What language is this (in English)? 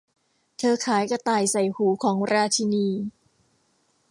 Thai